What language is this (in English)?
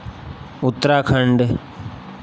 Hindi